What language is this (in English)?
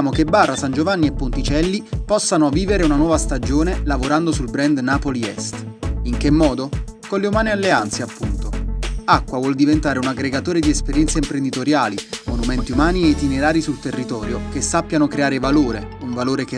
Italian